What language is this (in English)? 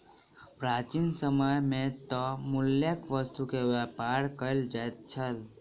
Maithili